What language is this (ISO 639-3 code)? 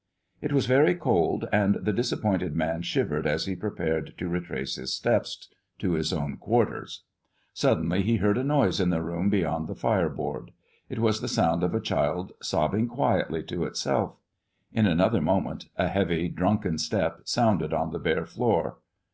eng